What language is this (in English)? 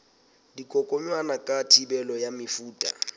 Southern Sotho